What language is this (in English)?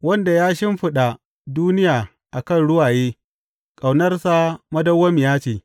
Hausa